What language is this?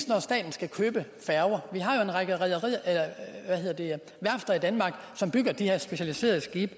Danish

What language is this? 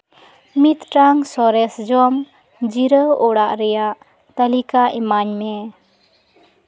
Santali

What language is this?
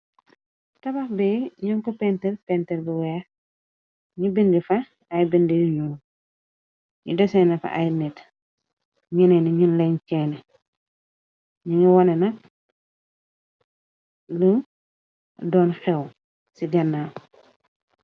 Wolof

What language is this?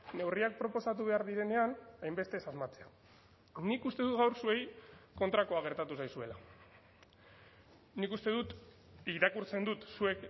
Basque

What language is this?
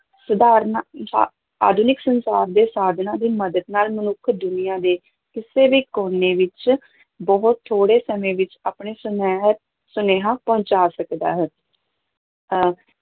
Punjabi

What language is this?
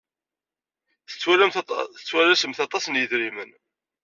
Kabyle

